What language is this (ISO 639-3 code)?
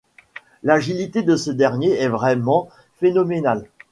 fra